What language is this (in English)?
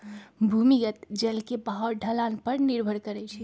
Magahi